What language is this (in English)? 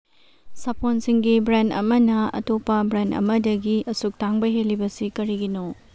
Manipuri